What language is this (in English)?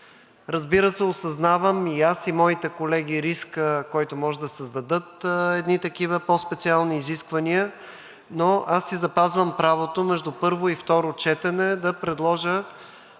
Bulgarian